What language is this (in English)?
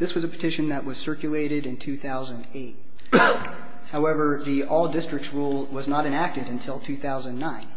English